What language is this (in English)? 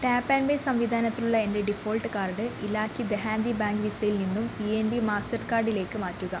Malayalam